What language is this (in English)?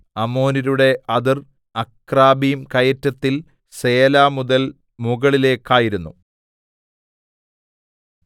Malayalam